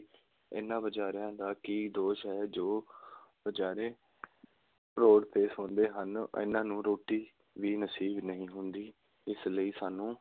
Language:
Punjabi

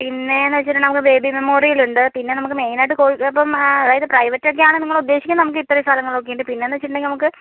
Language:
Malayalam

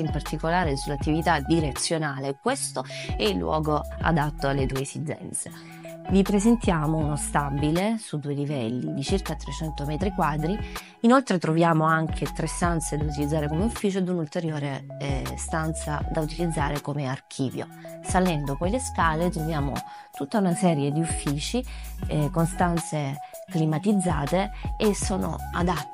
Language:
Italian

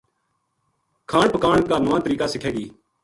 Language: Gujari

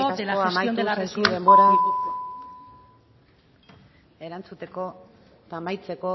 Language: Basque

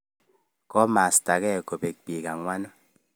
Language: Kalenjin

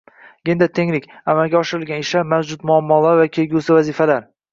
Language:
Uzbek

